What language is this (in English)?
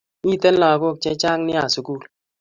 Kalenjin